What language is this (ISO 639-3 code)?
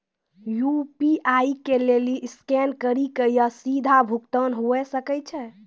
mai